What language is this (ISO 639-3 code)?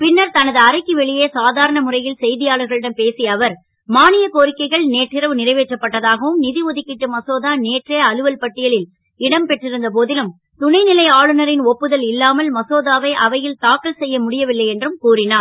tam